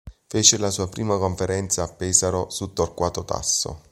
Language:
Italian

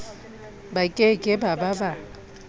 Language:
Southern Sotho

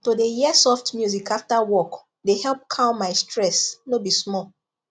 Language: Nigerian Pidgin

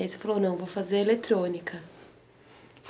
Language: Portuguese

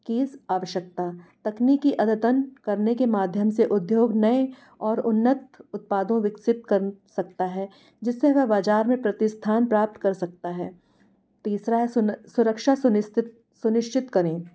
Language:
Hindi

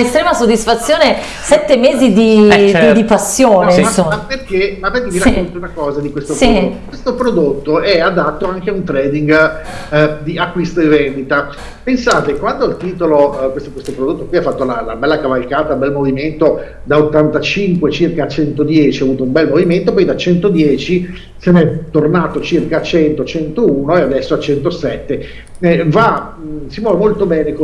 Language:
Italian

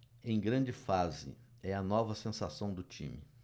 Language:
Portuguese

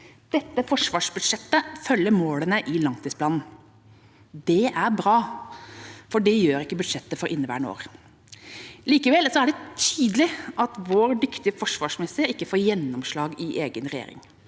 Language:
Norwegian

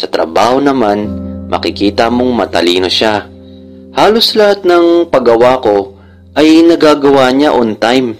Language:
Filipino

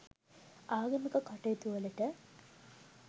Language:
Sinhala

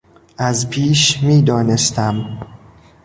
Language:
Persian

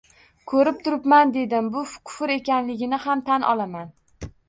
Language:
Uzbek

